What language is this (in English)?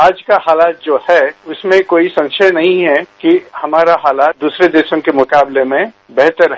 Hindi